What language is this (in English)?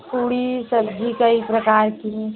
Hindi